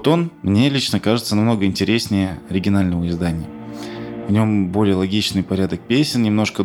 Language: Russian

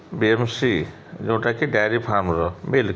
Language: Odia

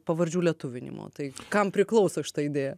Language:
Lithuanian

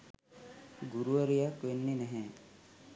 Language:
Sinhala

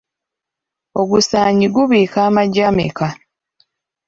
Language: Ganda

